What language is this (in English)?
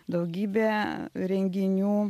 Lithuanian